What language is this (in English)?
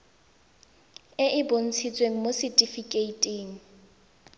Tswana